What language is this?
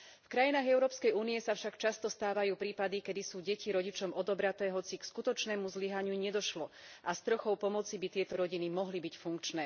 Slovak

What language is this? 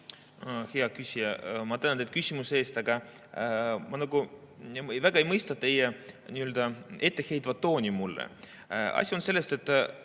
Estonian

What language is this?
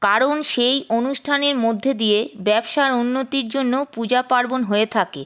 Bangla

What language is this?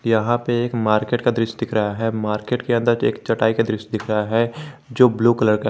Hindi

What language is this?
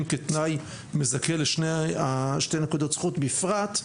Hebrew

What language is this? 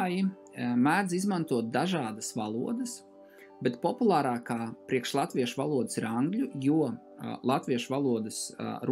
Latvian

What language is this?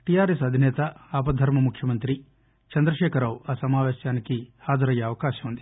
Telugu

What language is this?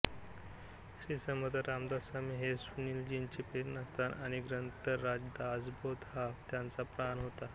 Marathi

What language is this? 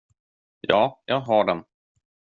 Swedish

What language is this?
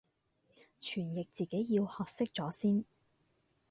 Cantonese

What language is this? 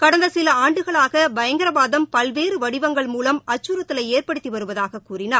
Tamil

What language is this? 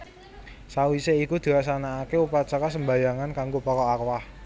Javanese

